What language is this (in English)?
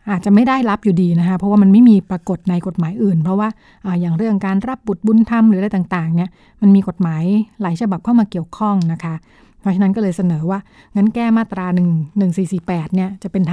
Thai